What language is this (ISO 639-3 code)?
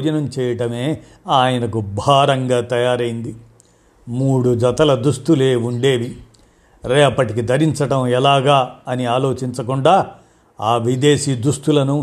tel